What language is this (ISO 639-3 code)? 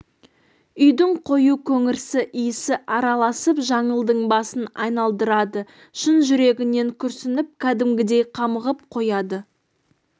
kaz